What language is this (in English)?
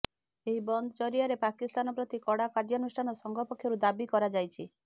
Odia